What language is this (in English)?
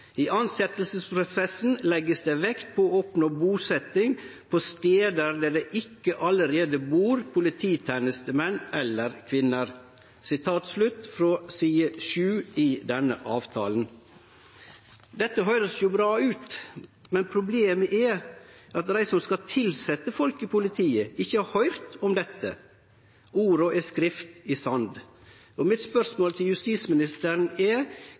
Norwegian Nynorsk